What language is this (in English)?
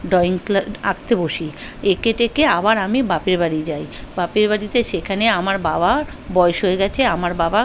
Bangla